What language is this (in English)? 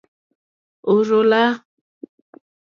Mokpwe